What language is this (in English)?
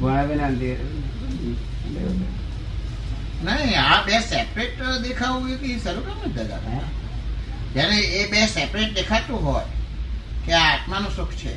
Gujarati